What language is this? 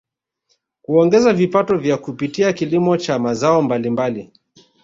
Swahili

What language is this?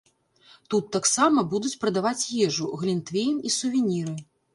Belarusian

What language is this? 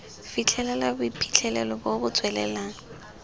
Tswana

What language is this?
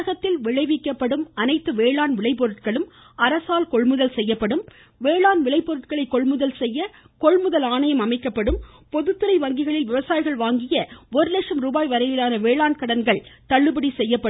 Tamil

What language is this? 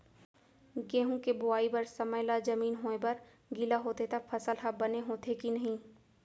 Chhattisgarhi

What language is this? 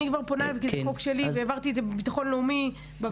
Hebrew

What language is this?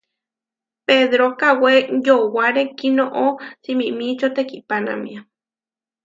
Huarijio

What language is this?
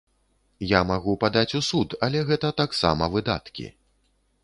Belarusian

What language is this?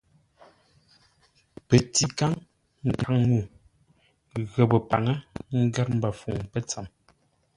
Ngombale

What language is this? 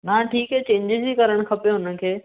Sindhi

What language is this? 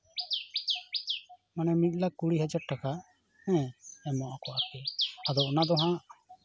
Santali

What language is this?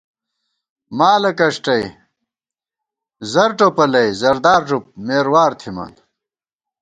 Gawar-Bati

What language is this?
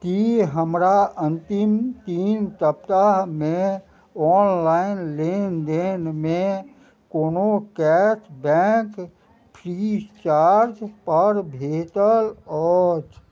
Maithili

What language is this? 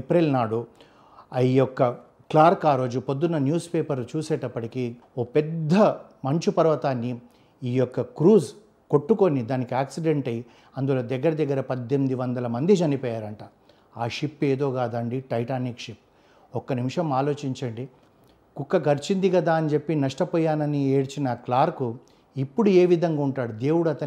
Telugu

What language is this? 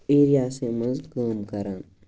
Kashmiri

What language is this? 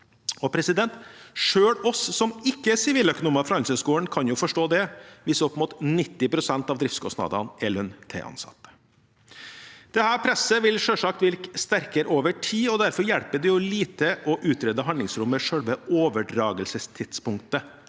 Norwegian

